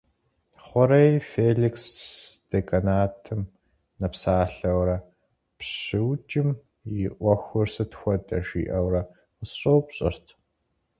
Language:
Kabardian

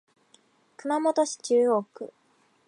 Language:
Japanese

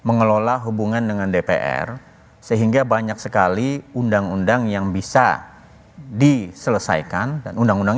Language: Indonesian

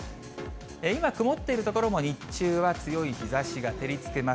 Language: Japanese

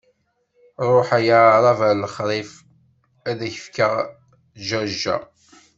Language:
Kabyle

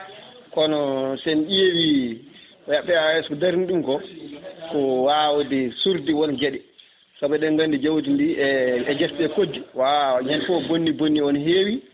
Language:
Fula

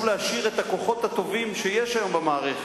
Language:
Hebrew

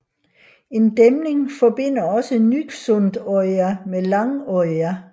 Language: Danish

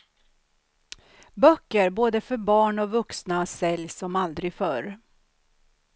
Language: Swedish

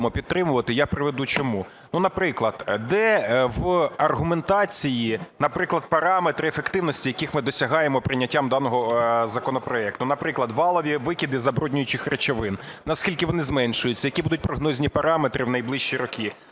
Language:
Ukrainian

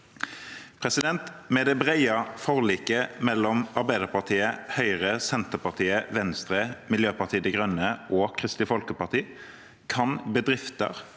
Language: Norwegian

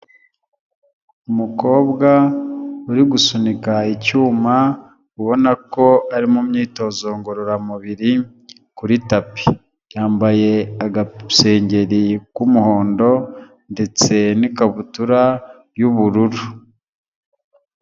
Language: Kinyarwanda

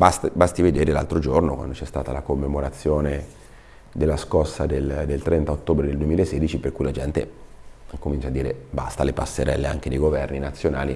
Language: Italian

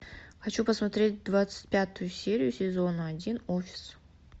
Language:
Russian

